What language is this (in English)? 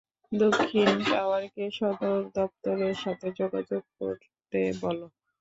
Bangla